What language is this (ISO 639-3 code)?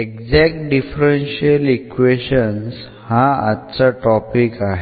mar